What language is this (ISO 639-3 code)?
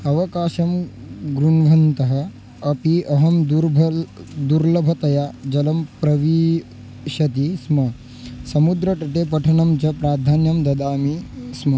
san